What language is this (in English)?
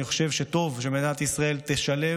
Hebrew